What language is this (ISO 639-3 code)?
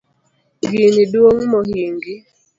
luo